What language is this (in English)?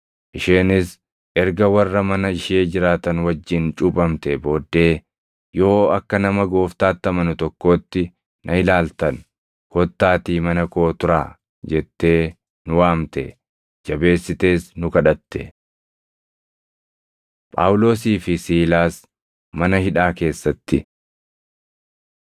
Oromo